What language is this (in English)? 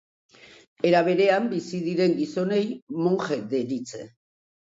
Basque